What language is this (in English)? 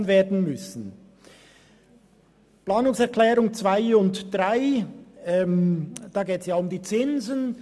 Swiss German